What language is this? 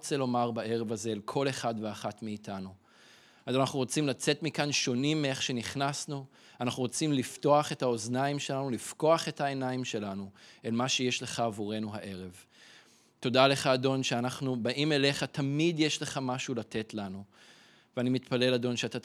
Hebrew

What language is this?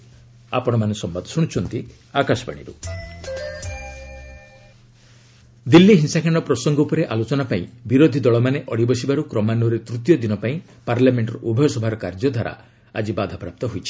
Odia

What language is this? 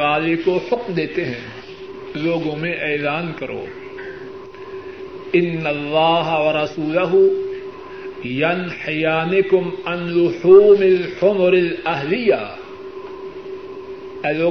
Urdu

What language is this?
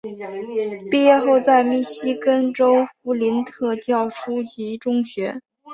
Chinese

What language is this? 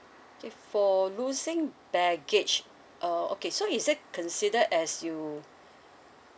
English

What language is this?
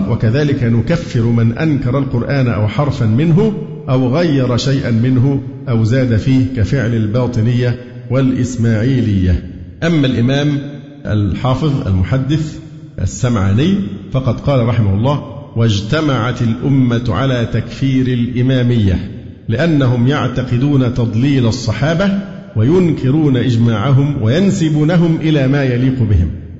Arabic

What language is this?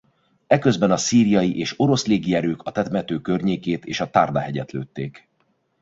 Hungarian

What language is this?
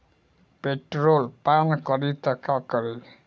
Bhojpuri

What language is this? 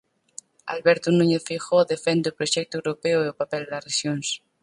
Galician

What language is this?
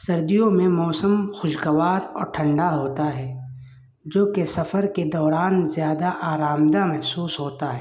Urdu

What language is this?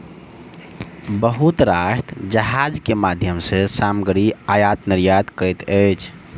Maithili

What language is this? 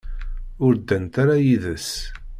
Kabyle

